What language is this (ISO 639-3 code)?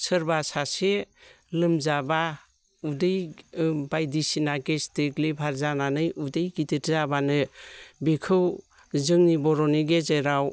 brx